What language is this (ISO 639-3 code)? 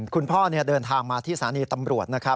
tha